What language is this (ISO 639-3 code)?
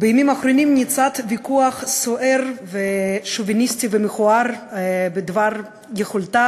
heb